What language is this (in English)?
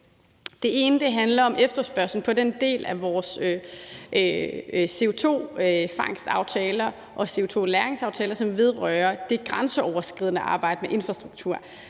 Danish